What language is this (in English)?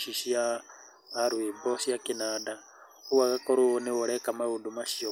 Kikuyu